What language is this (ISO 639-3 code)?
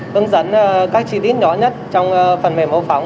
vie